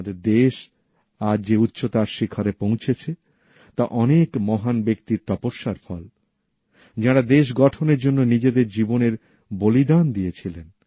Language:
Bangla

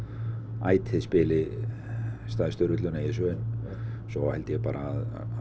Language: Icelandic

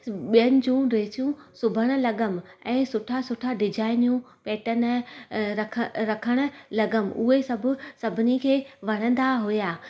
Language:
Sindhi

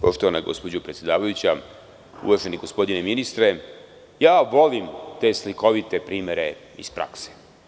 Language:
Serbian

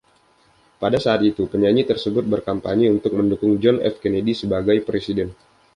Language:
Indonesian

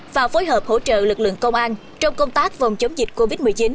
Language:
Vietnamese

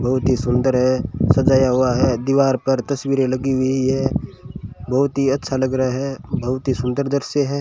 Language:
Hindi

